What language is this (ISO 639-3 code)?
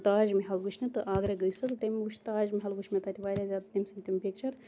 kas